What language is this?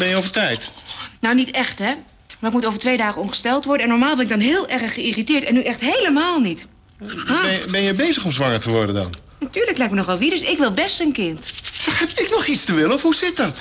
Dutch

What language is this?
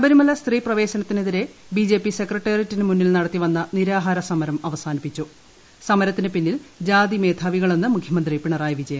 Malayalam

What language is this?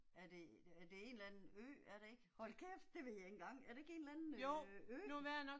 Danish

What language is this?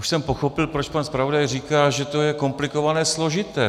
Czech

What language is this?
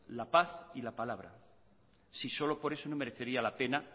Spanish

